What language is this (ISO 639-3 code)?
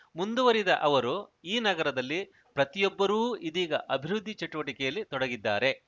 kan